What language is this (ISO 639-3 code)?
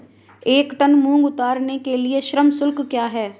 hin